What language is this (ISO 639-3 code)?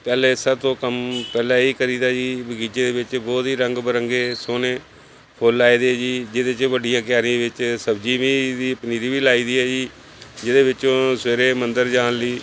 pan